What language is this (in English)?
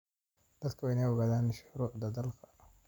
Somali